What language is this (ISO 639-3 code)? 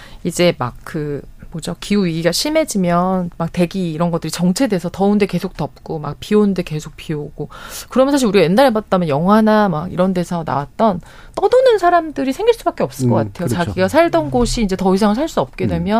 kor